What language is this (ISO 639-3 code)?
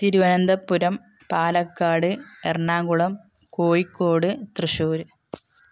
mal